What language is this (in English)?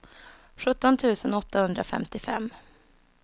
Swedish